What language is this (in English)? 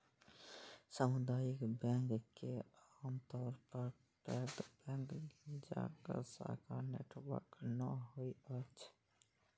Maithili